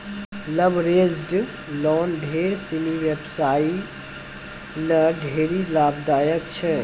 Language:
Maithili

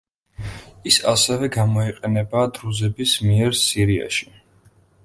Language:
Georgian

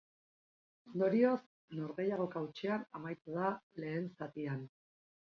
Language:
Basque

